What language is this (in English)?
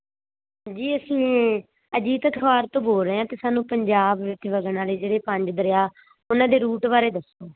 Punjabi